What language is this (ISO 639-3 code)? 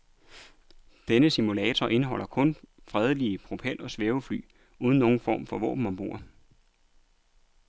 dan